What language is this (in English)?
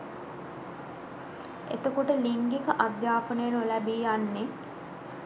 Sinhala